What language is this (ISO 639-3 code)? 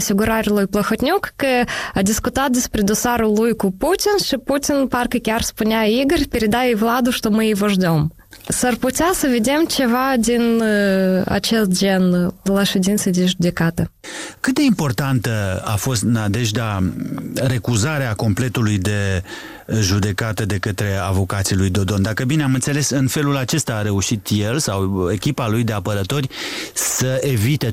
ron